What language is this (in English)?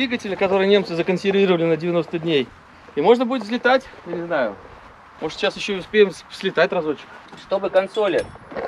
Russian